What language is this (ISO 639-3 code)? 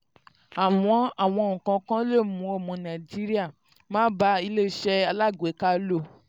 yor